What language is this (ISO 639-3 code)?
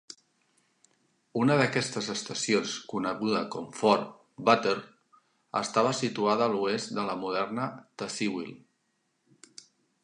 cat